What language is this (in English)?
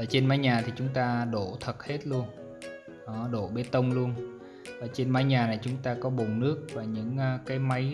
Vietnamese